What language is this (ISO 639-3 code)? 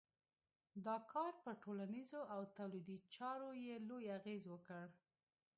pus